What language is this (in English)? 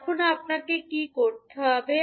Bangla